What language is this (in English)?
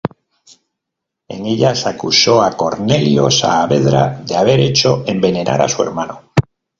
Spanish